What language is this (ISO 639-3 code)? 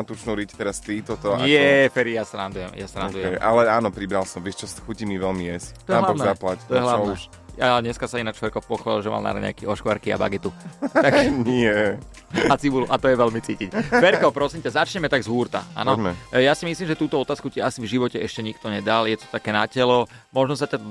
slk